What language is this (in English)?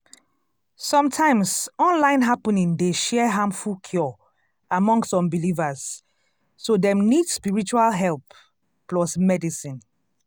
Nigerian Pidgin